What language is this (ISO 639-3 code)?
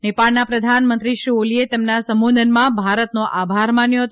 guj